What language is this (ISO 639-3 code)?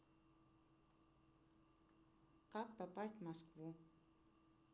rus